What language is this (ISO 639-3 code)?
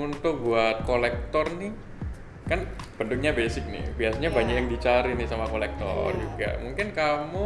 ind